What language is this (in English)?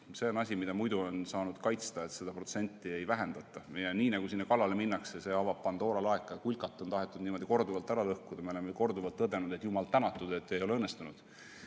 Estonian